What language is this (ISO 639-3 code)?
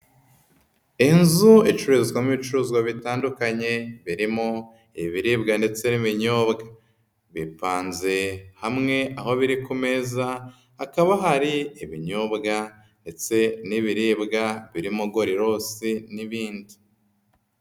kin